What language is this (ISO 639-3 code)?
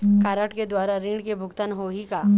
hne